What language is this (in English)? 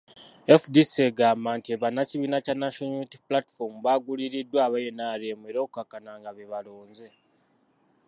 Ganda